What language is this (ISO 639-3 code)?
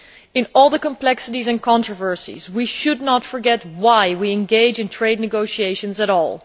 eng